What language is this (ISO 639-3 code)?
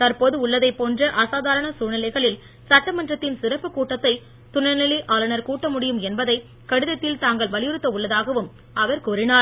tam